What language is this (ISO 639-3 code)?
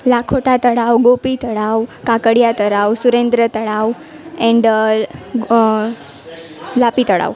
guj